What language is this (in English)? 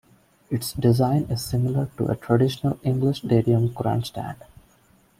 English